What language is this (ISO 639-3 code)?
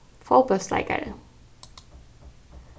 fao